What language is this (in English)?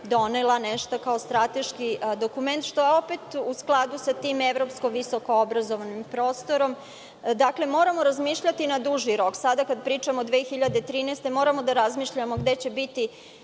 Serbian